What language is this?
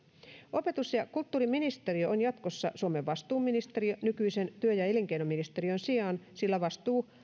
Finnish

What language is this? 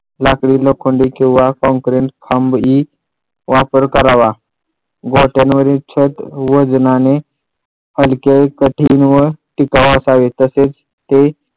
Marathi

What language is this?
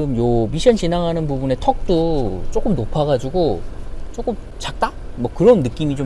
Korean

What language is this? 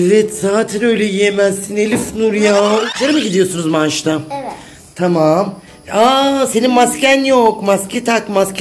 Turkish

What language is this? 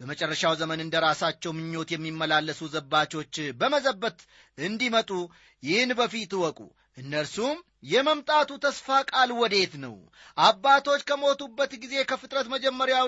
Amharic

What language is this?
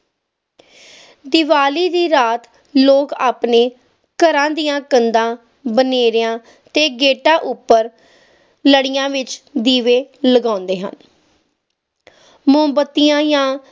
Punjabi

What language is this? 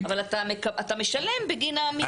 Hebrew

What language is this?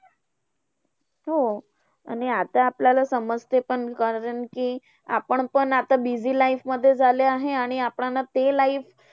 Marathi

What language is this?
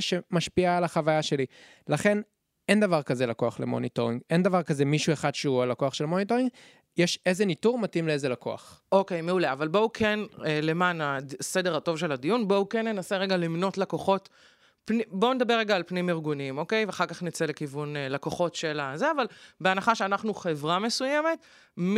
Hebrew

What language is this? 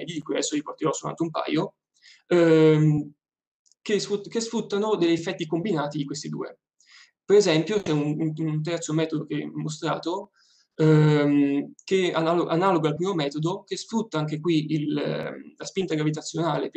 Italian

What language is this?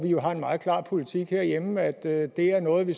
Danish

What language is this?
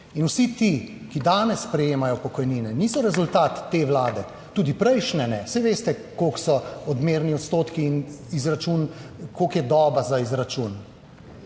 Slovenian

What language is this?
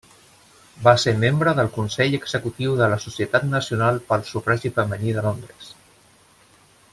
Catalan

